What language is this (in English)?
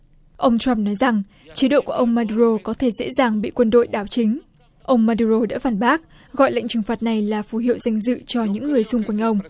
Vietnamese